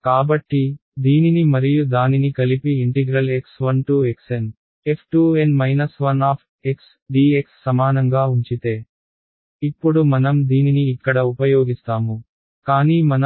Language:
Telugu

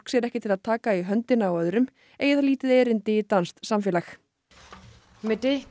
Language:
Icelandic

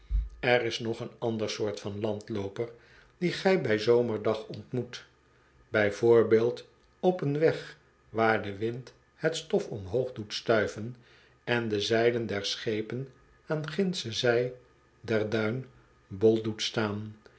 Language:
Dutch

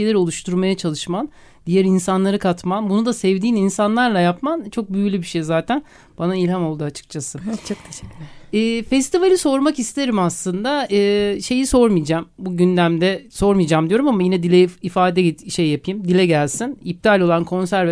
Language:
Turkish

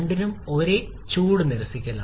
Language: Malayalam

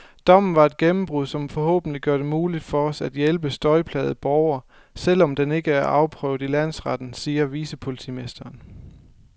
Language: Danish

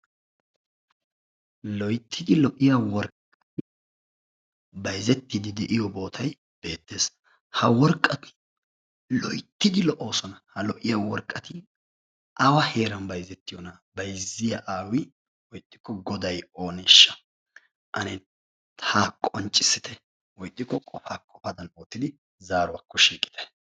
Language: Wolaytta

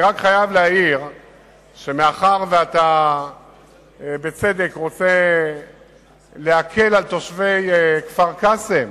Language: Hebrew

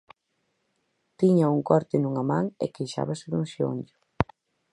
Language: Galician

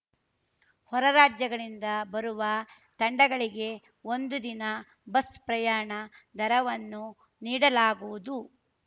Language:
Kannada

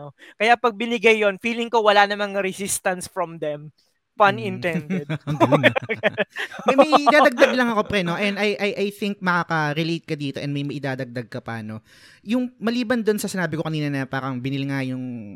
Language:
Filipino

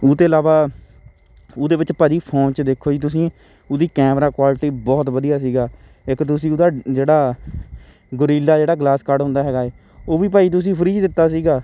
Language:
Punjabi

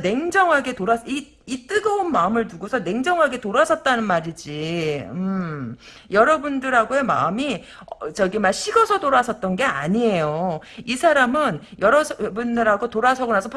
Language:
Korean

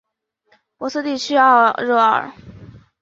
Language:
Chinese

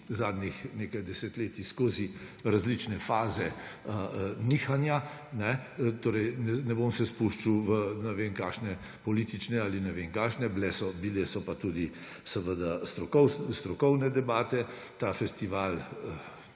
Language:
Slovenian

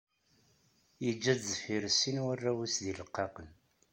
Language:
Kabyle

